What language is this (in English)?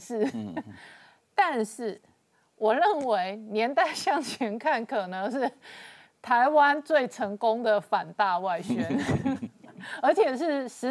Chinese